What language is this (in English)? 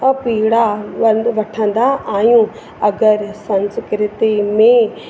Sindhi